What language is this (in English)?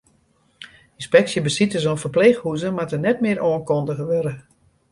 Western Frisian